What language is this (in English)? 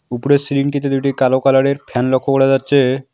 Bangla